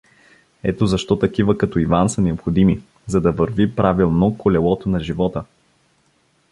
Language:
Bulgarian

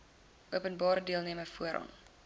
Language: Afrikaans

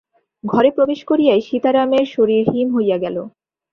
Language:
Bangla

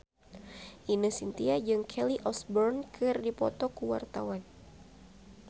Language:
Sundanese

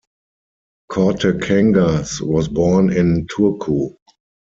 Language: English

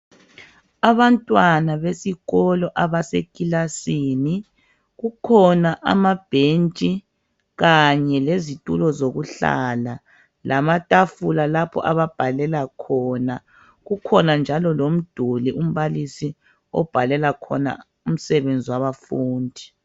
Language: North Ndebele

